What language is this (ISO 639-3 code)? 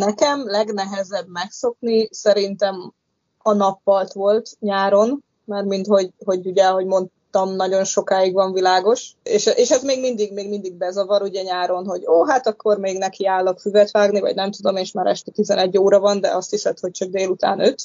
hun